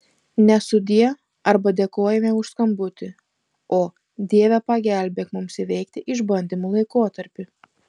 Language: Lithuanian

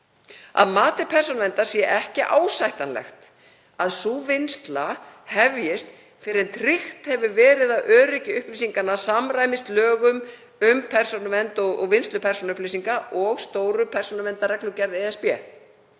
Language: Icelandic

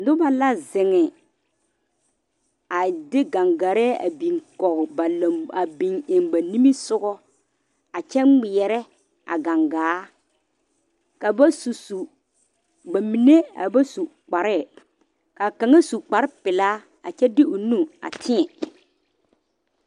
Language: Southern Dagaare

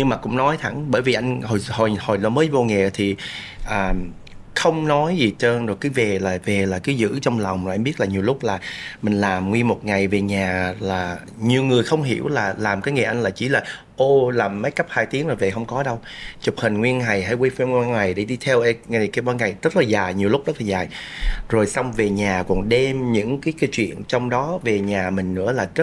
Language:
Vietnamese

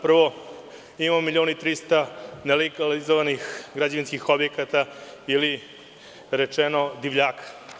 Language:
Serbian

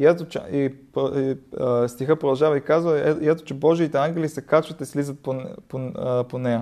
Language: Bulgarian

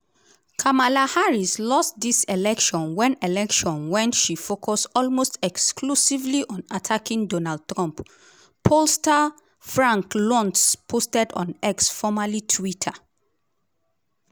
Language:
Nigerian Pidgin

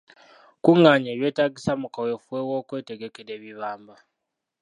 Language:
Ganda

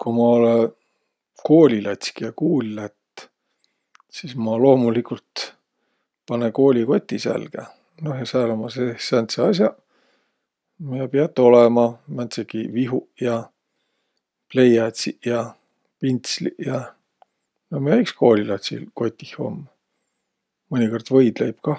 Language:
Võro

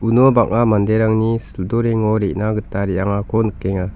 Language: Garo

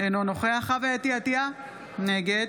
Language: Hebrew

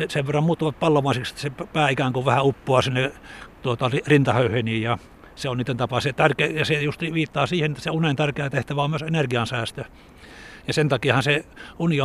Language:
Finnish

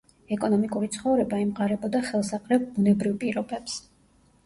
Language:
Georgian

